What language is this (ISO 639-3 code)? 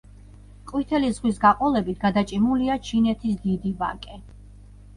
kat